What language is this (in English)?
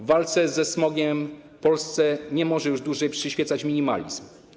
Polish